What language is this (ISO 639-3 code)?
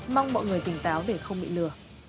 vie